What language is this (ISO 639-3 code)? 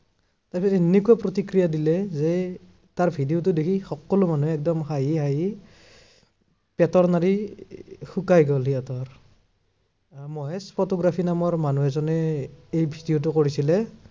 asm